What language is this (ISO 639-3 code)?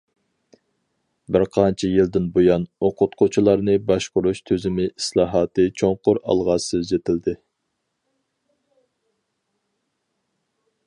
uig